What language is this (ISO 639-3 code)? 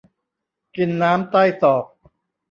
tha